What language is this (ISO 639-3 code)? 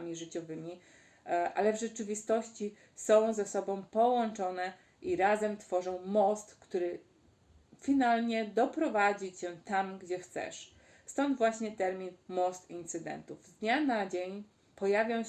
pol